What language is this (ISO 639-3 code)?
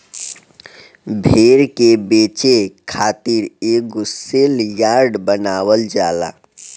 bho